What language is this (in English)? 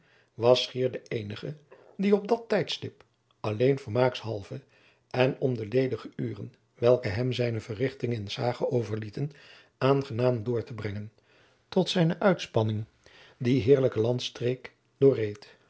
Dutch